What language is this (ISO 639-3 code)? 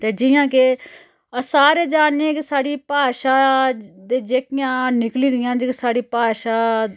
doi